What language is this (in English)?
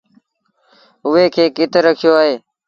Sindhi Bhil